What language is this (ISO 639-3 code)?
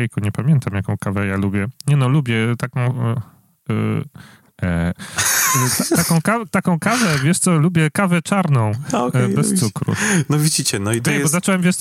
pol